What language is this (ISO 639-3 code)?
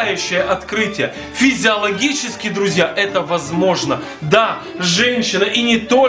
rus